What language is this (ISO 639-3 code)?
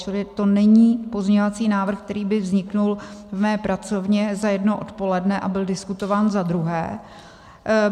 ces